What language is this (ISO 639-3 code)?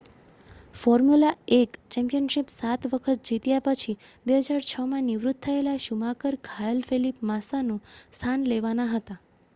guj